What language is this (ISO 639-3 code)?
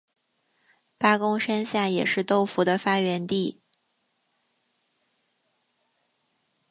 zho